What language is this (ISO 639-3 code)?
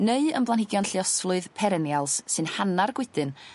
cym